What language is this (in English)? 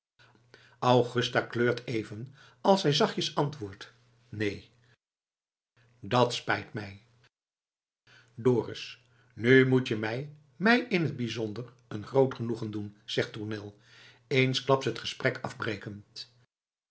Dutch